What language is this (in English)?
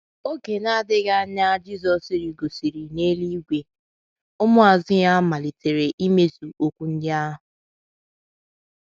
Igbo